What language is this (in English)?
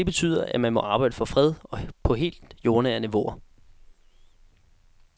Danish